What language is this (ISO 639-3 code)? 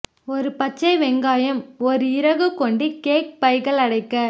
tam